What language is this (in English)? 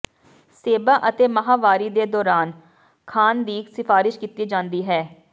Punjabi